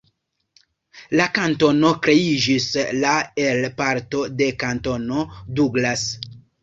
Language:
Esperanto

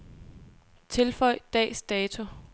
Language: Danish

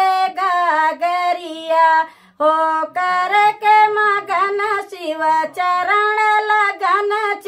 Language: Hindi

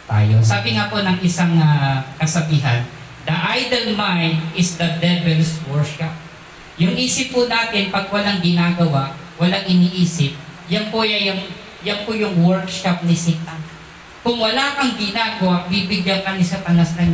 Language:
Filipino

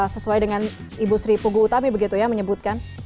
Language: Indonesian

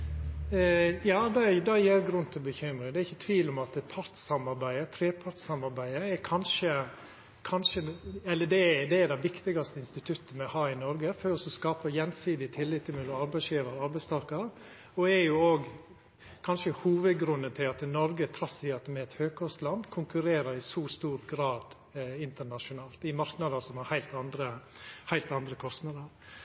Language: Norwegian Nynorsk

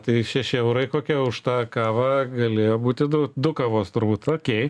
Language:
Lithuanian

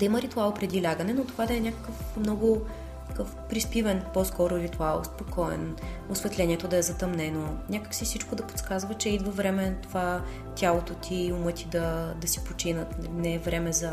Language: Bulgarian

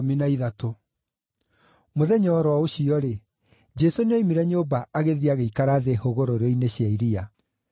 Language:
Kikuyu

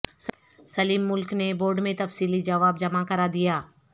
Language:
Urdu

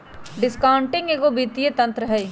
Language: Magahi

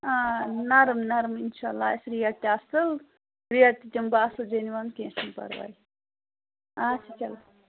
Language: Kashmiri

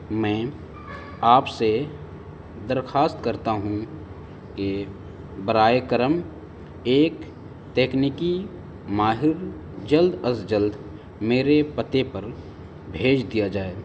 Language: Urdu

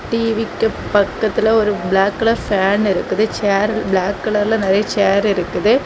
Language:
Tamil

